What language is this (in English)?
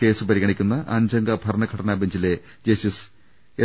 Malayalam